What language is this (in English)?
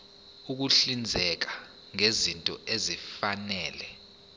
Zulu